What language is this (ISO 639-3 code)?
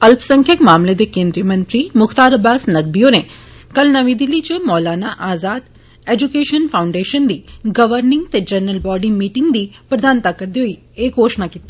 doi